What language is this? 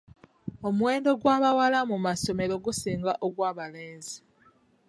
Ganda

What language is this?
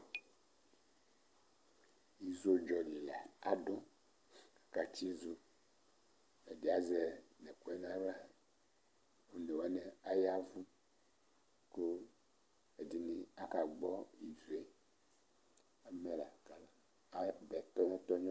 Ikposo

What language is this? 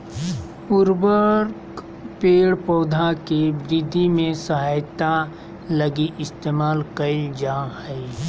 Magahi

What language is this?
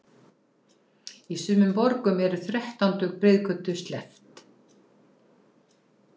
Icelandic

